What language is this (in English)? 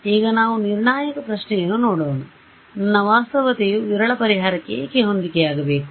Kannada